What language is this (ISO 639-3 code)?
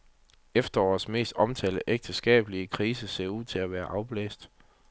dan